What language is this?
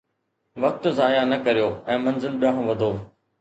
Sindhi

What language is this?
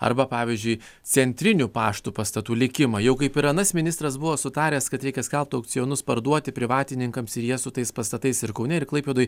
Lithuanian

